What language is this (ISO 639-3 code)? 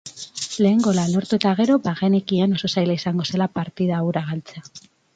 eus